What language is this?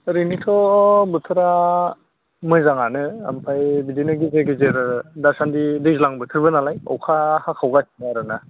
Bodo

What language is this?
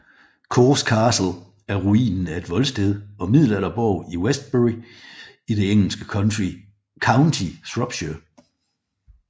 Danish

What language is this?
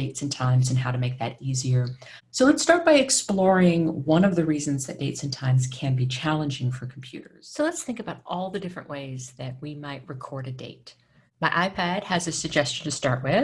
English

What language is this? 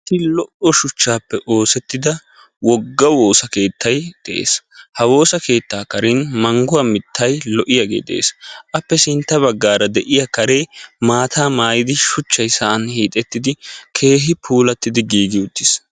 Wolaytta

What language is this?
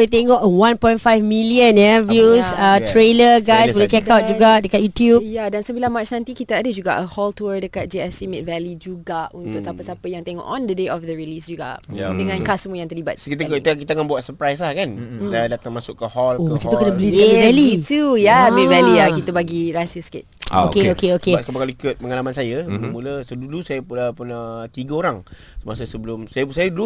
Malay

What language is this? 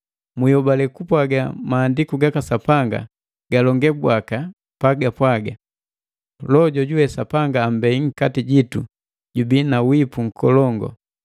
Matengo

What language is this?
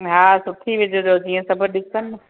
Sindhi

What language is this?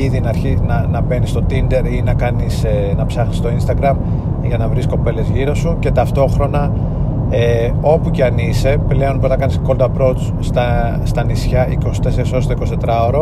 Greek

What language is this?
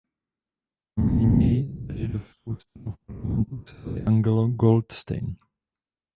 Czech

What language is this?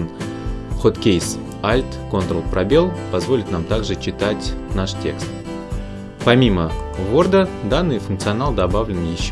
Russian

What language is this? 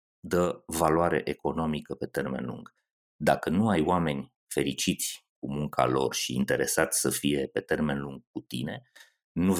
Romanian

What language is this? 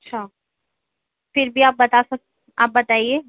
Urdu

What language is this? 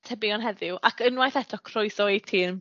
Welsh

